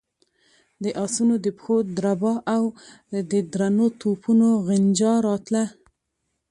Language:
Pashto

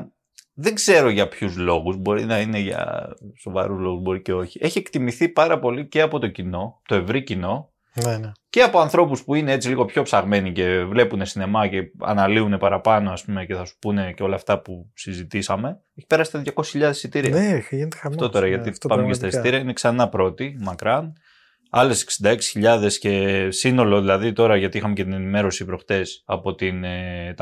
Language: Greek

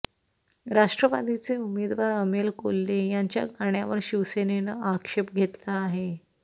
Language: Marathi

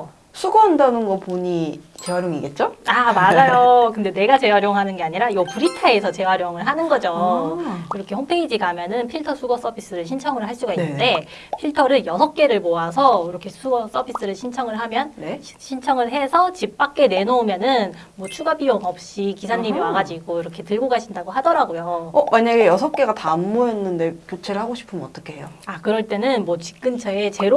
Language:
Korean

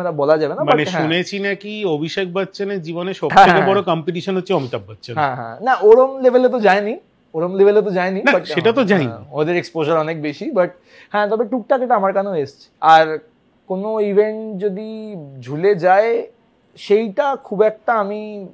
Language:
Bangla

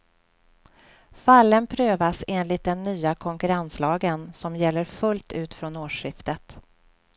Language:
Swedish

